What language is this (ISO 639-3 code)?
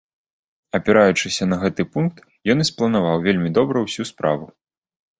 bel